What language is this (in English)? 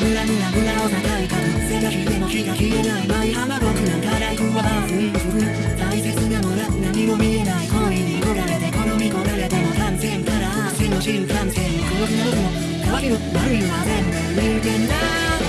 Japanese